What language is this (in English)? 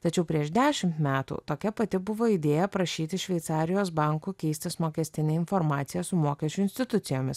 Lithuanian